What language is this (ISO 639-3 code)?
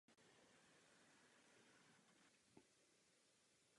ces